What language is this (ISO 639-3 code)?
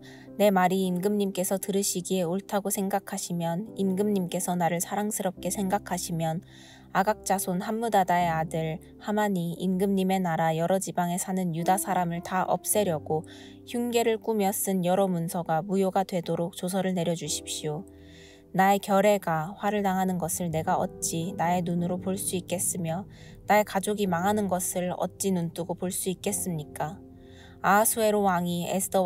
kor